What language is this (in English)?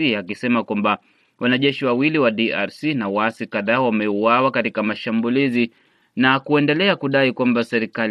Swahili